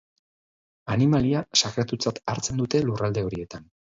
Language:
Basque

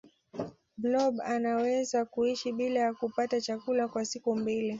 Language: Swahili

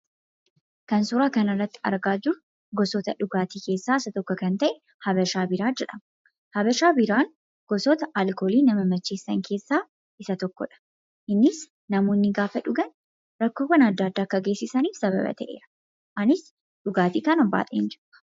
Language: Oromo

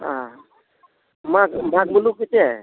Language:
Santali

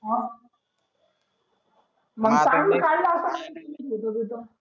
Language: Marathi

